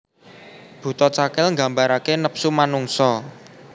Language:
Javanese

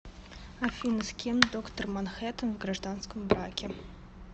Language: Russian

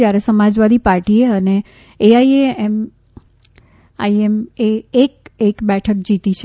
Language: Gujarati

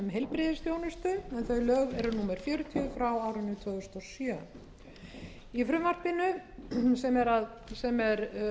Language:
Icelandic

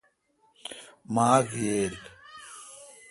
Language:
Kalkoti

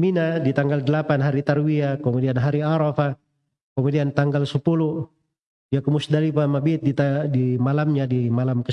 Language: Indonesian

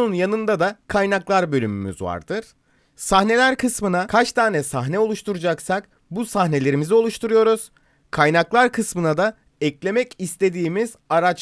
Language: Turkish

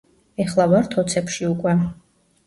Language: Georgian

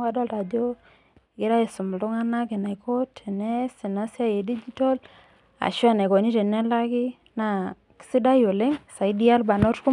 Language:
Masai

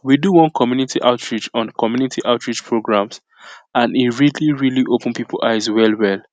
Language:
Nigerian Pidgin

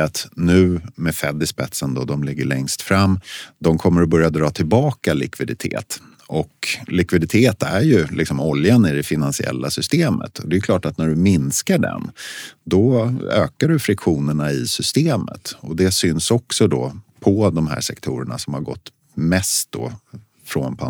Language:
Swedish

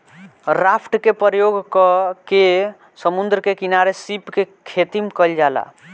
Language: Bhojpuri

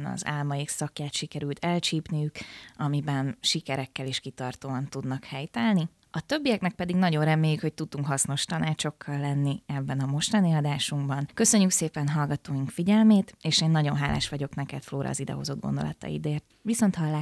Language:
Hungarian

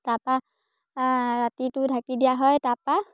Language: Assamese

